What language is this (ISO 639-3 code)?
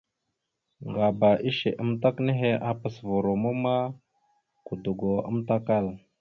mxu